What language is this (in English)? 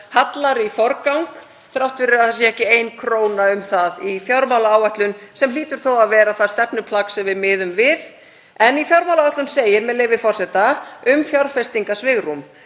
Icelandic